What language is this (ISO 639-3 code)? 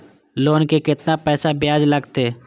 mai